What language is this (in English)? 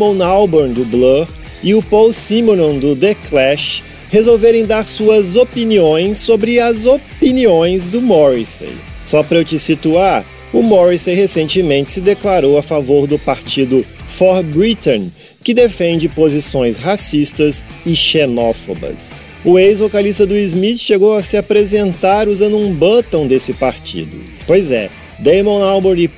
Portuguese